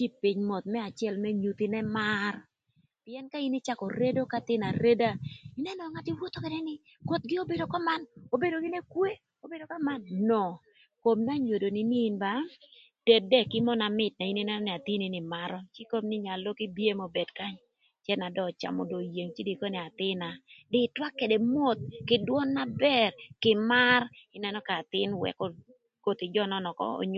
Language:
Thur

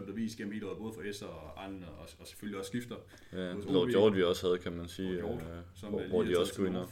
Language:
Danish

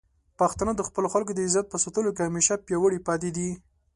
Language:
Pashto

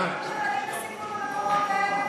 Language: Hebrew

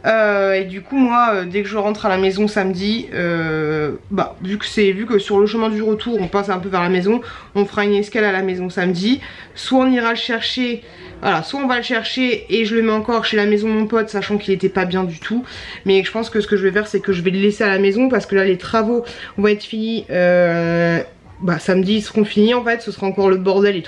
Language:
French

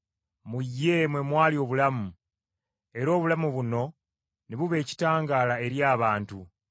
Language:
Ganda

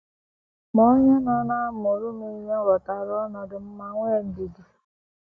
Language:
Igbo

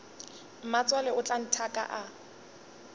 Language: Northern Sotho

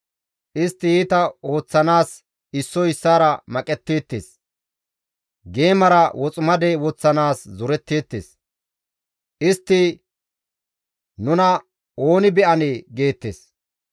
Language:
Gamo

